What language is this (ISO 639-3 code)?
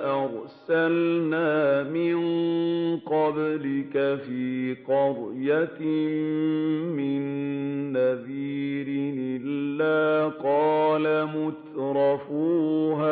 ara